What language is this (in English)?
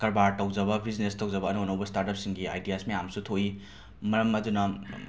Manipuri